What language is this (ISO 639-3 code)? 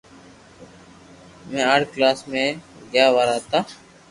lrk